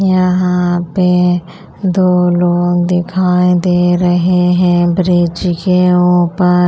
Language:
Hindi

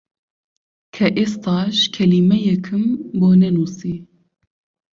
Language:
Central Kurdish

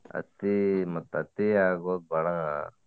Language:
Kannada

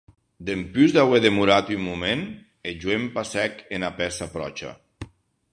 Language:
Occitan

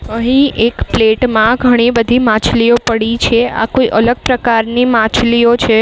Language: Gujarati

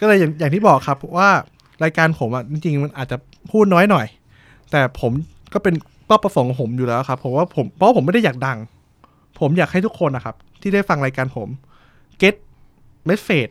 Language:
Thai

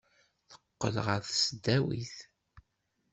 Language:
Kabyle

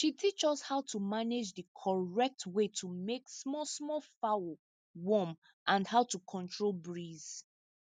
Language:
Nigerian Pidgin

